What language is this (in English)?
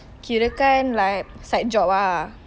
English